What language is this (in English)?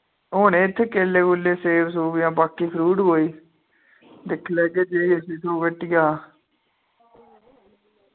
Dogri